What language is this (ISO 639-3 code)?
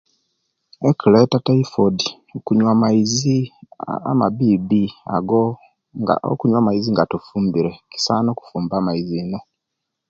lke